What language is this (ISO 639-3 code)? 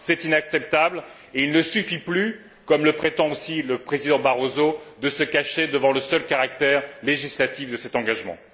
fra